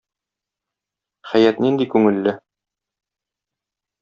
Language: Tatar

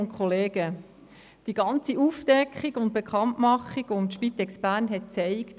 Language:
Swiss German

